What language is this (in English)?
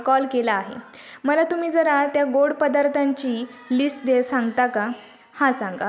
Marathi